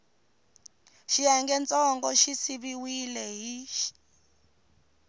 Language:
Tsonga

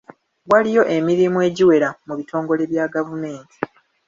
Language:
Ganda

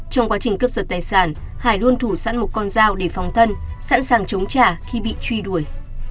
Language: Vietnamese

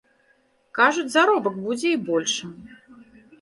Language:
Belarusian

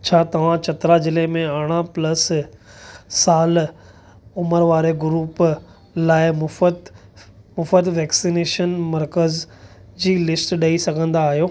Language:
Sindhi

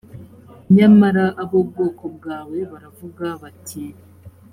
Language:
Kinyarwanda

